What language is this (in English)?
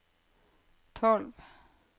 Norwegian